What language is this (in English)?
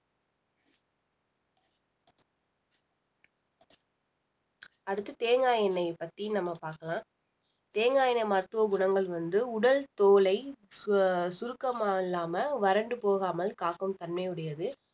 Tamil